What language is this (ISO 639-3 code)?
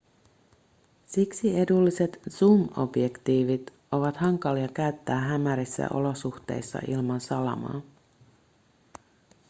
fin